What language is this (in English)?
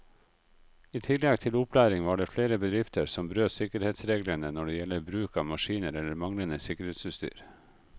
Norwegian